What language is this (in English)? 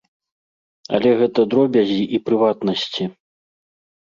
Belarusian